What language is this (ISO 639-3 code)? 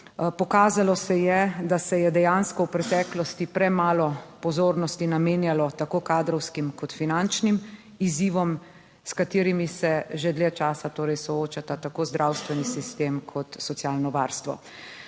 slv